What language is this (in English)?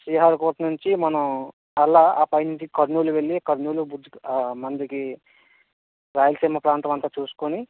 Telugu